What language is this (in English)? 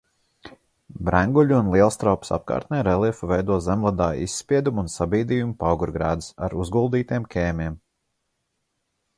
Latvian